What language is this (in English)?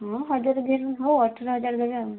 Odia